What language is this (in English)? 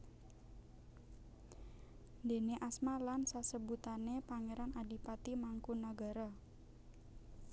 Javanese